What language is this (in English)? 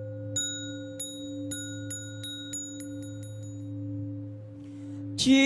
Vietnamese